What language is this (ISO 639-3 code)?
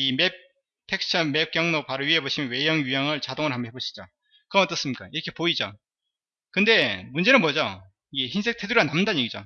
kor